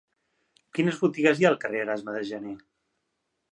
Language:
Catalan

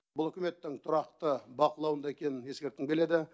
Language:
Kazakh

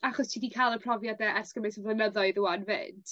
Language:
Welsh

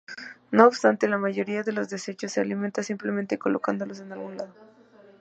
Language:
Spanish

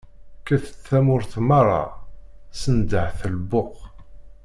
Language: Kabyle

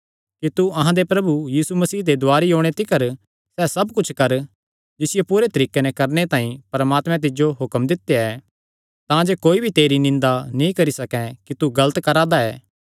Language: Kangri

